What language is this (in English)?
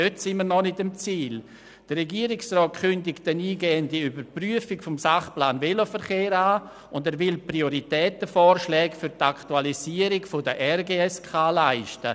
Swiss German